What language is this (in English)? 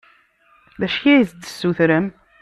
Kabyle